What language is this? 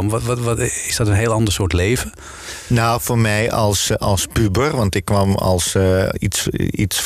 Dutch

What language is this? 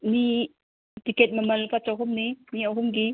Manipuri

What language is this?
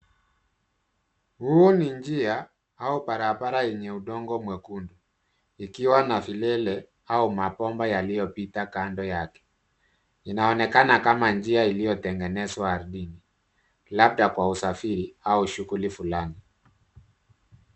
Swahili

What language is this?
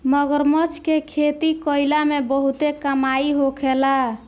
Bhojpuri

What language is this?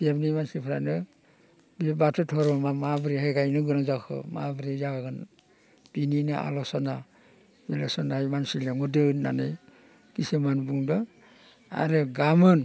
Bodo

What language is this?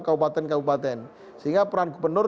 Indonesian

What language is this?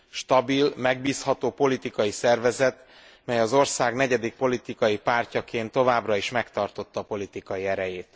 Hungarian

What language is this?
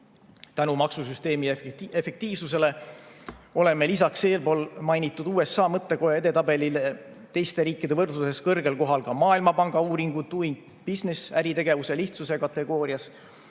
Estonian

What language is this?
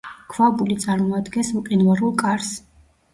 Georgian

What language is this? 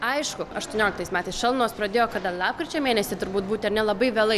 Lithuanian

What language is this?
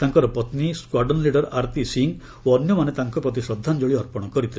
Odia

